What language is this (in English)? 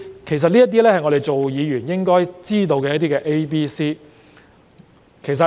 Cantonese